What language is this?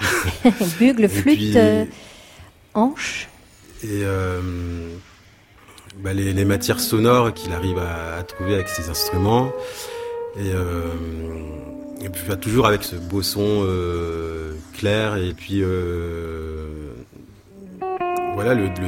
French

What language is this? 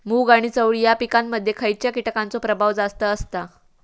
Marathi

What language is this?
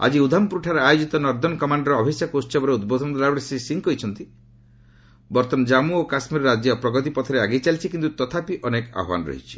Odia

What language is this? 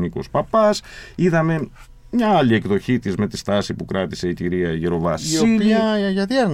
Greek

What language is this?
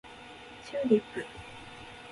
Japanese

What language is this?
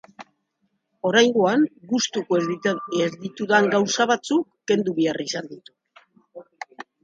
Basque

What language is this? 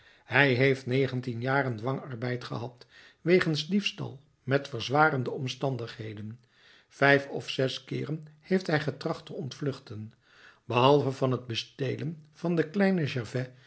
Dutch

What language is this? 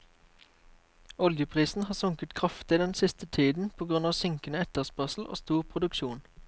Norwegian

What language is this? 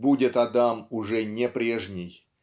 Russian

